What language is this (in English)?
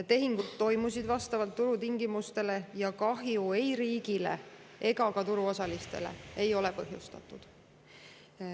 Estonian